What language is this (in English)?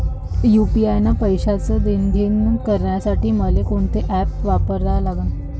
Marathi